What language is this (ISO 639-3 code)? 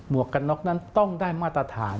tha